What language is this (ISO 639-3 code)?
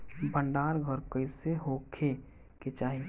bho